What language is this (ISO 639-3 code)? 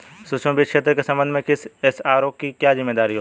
hin